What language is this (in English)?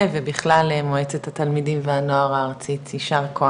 Hebrew